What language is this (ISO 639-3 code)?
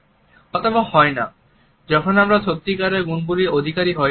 ben